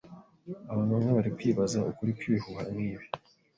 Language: Kinyarwanda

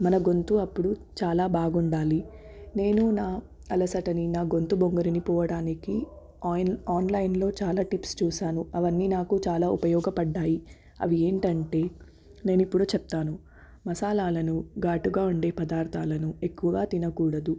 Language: Telugu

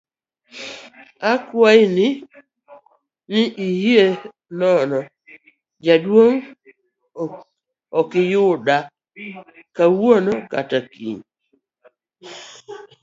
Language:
Luo (Kenya and Tanzania)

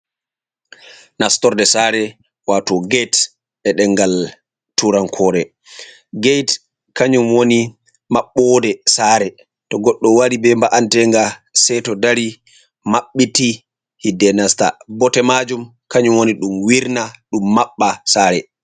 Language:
Fula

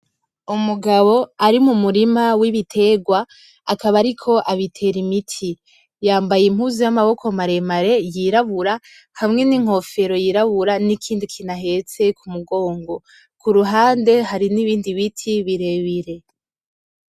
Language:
Rundi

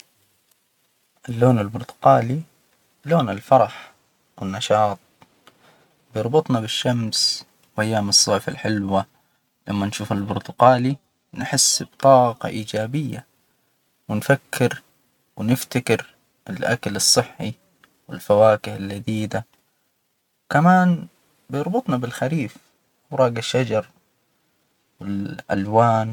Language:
Hijazi Arabic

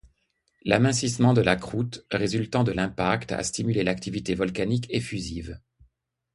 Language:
French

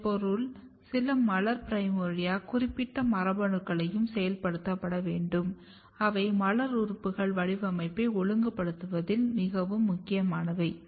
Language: Tamil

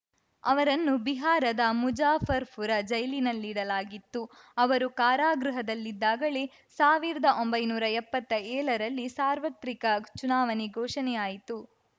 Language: Kannada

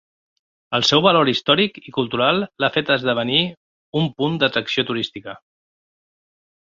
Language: Catalan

